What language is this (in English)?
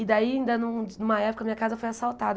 Portuguese